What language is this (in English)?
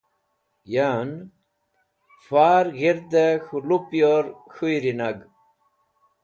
Wakhi